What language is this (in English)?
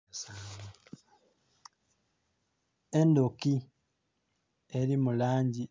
Soga